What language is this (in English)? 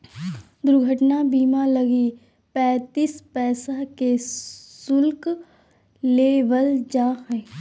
Magahi